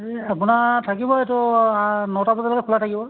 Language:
Assamese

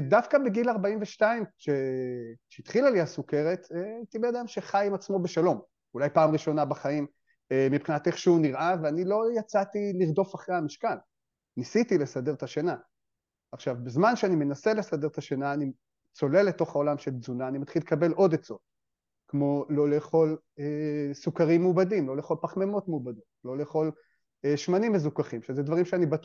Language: Hebrew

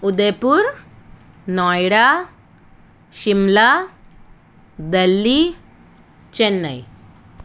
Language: Gujarati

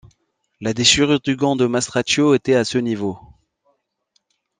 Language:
French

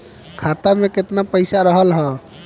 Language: Bhojpuri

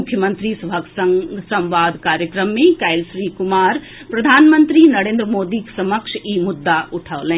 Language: Maithili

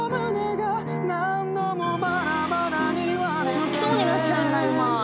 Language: Japanese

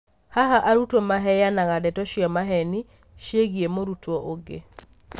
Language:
Kikuyu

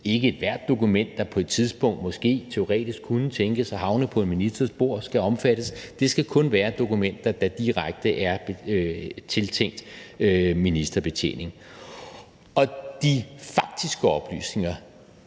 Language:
Danish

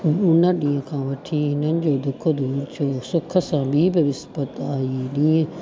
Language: Sindhi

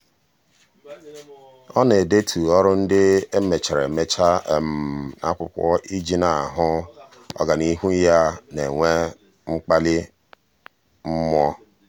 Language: Igbo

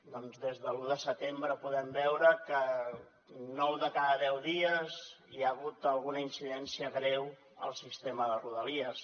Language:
Catalan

